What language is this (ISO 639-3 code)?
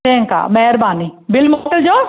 snd